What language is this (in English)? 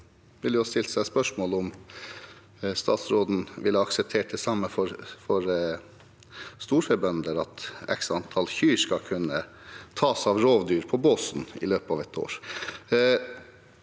Norwegian